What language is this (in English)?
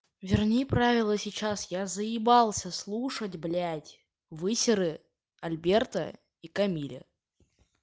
Russian